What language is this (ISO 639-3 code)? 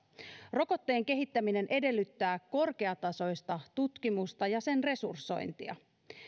fin